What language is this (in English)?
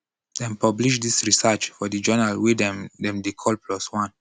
Nigerian Pidgin